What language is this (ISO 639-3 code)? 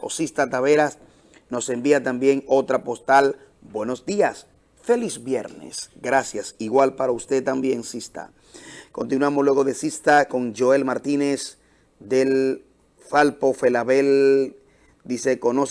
spa